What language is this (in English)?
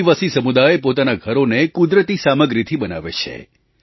Gujarati